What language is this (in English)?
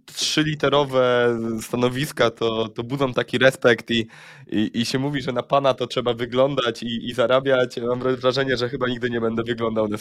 Polish